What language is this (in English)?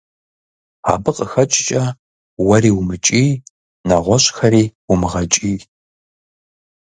Kabardian